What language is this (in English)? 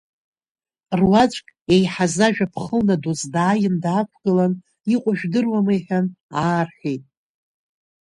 Abkhazian